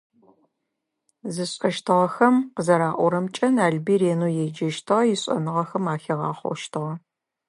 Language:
Adyghe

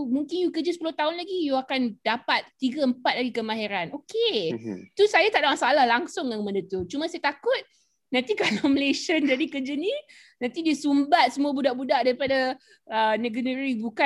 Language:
Malay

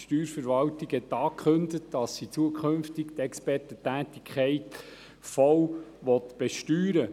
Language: Swiss German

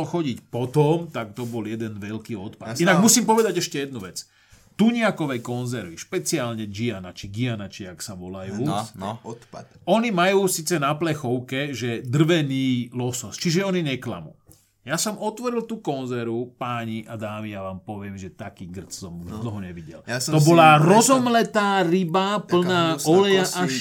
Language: Slovak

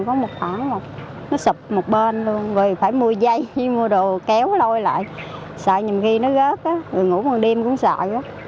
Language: Vietnamese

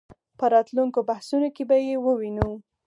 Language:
Pashto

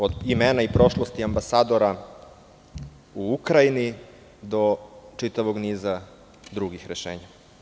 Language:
Serbian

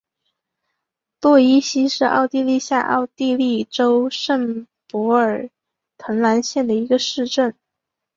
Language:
Chinese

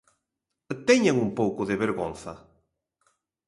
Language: Galician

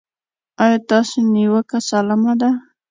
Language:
Pashto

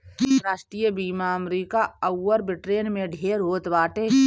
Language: Bhojpuri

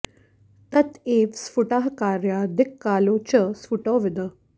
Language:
Sanskrit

